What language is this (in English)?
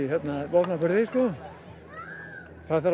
Icelandic